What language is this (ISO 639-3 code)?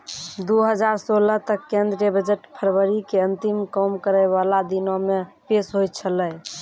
mai